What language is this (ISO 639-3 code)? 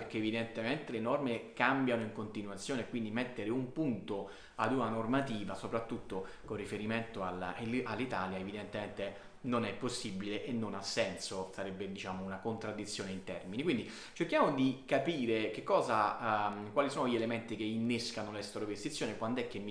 ita